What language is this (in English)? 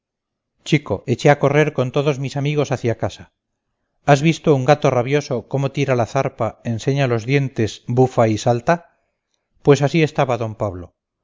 Spanish